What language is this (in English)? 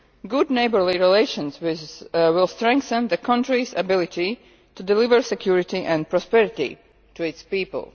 English